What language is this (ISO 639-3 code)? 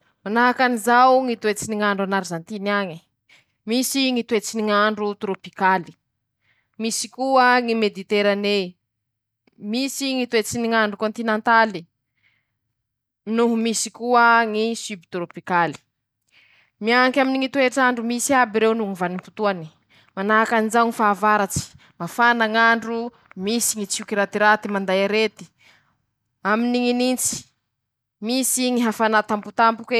msh